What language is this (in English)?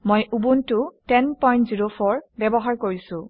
Assamese